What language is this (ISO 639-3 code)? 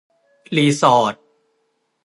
tha